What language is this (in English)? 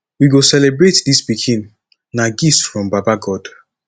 Nigerian Pidgin